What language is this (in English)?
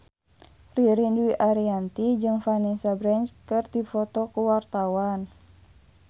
Sundanese